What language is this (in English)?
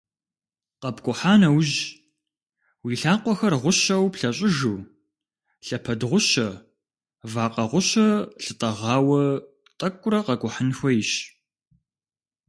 Kabardian